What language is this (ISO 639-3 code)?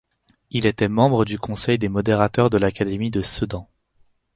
fra